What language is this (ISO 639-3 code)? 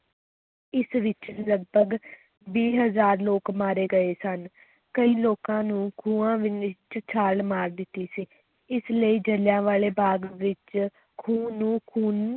pan